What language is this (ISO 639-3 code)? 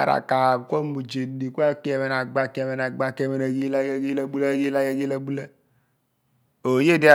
abn